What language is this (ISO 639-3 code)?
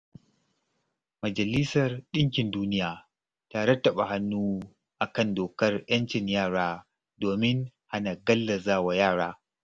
hau